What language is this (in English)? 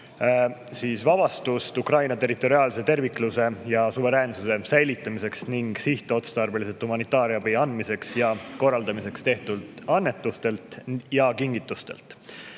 Estonian